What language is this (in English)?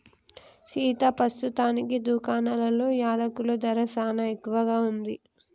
Telugu